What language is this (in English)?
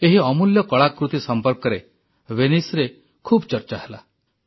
Odia